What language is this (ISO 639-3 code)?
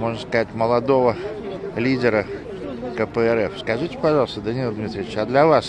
rus